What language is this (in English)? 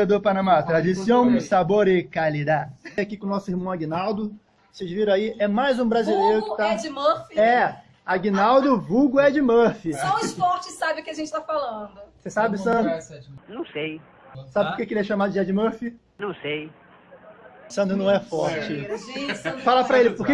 Portuguese